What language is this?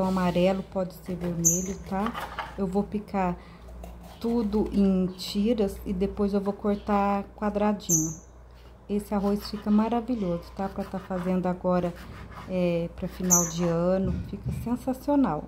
Portuguese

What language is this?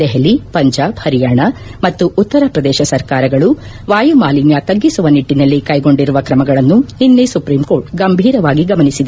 Kannada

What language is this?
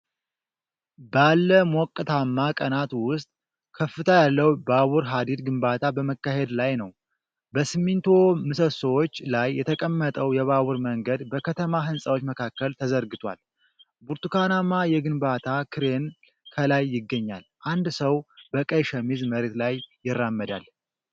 Amharic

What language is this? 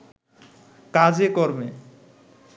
Bangla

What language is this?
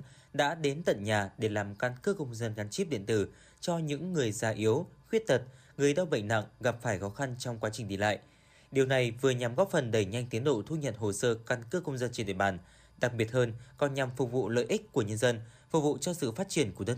Vietnamese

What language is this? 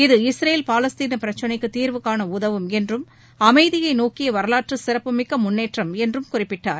Tamil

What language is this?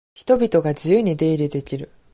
Japanese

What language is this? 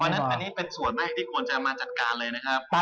Thai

